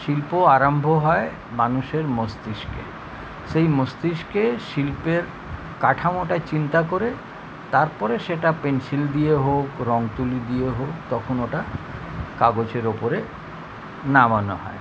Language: Bangla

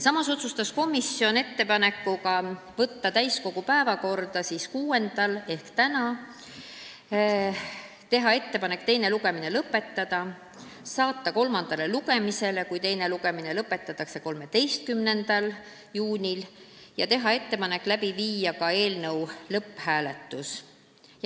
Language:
Estonian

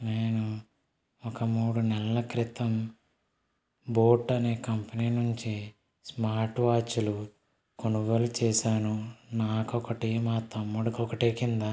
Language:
Telugu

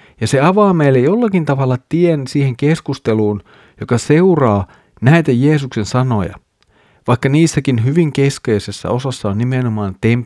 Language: Finnish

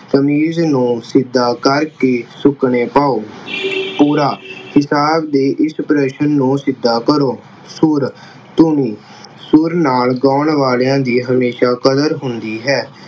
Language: Punjabi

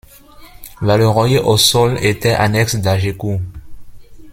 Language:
French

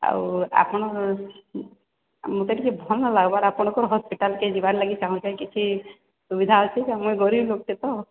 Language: Odia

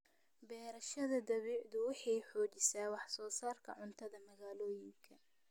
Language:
Somali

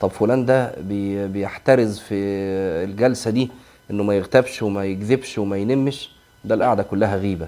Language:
Arabic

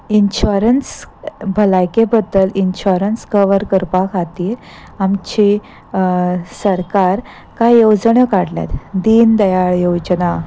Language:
Konkani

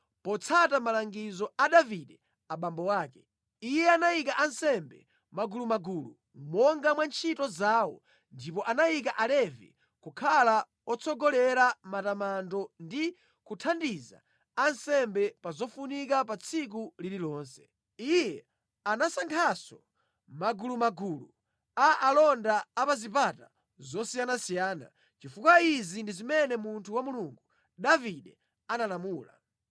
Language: Nyanja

